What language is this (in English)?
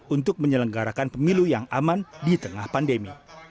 Indonesian